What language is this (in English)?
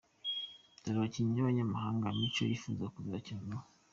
Kinyarwanda